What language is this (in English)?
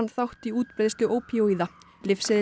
Icelandic